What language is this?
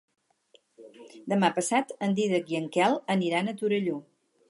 Catalan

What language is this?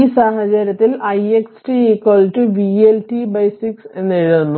Malayalam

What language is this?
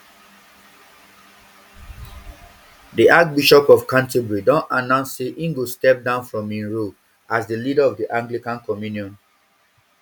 Nigerian Pidgin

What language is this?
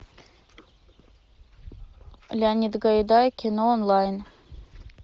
Russian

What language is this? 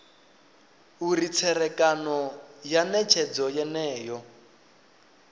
Venda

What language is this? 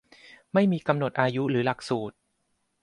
Thai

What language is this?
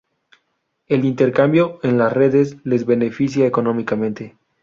Spanish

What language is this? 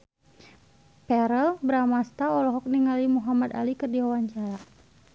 Sundanese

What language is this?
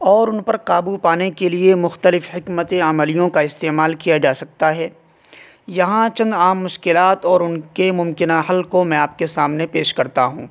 Urdu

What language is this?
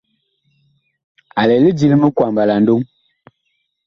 Bakoko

